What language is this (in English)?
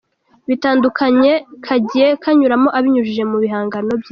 Kinyarwanda